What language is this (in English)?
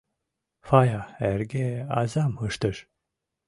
Mari